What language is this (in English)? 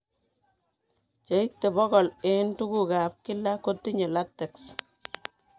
Kalenjin